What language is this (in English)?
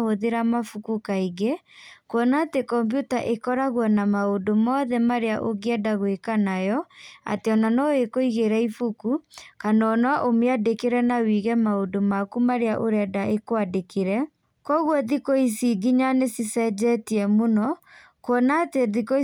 Kikuyu